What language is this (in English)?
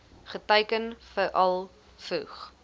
Afrikaans